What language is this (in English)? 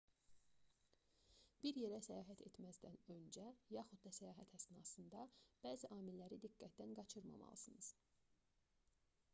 Azerbaijani